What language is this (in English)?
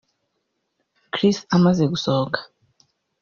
Kinyarwanda